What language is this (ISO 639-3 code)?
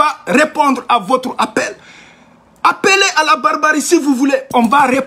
fra